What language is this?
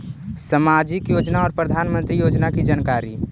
Magahi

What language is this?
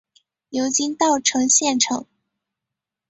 Chinese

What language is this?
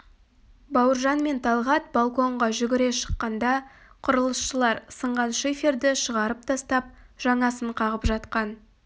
Kazakh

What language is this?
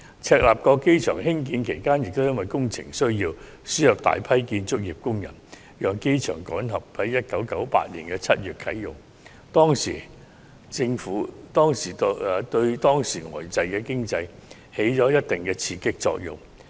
Cantonese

